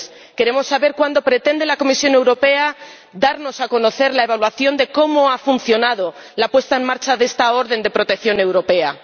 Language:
Spanish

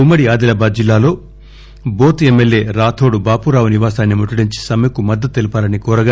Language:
Telugu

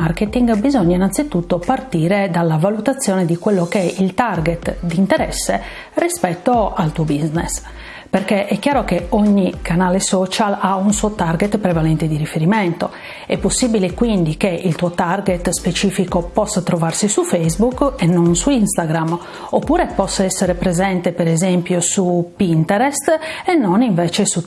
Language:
Italian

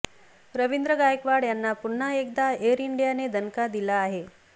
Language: Marathi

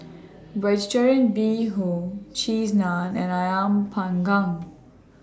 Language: English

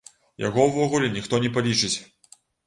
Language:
Belarusian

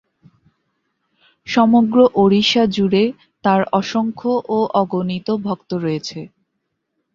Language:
Bangla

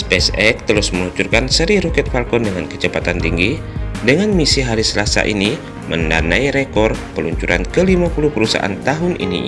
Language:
Indonesian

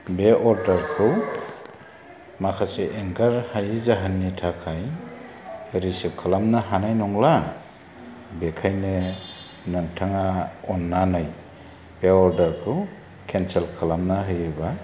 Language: Bodo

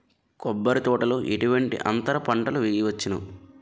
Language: Telugu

